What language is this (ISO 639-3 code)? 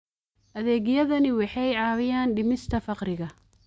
som